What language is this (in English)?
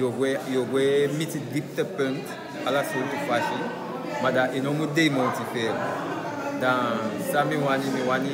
Dutch